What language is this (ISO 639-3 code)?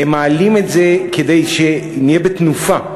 heb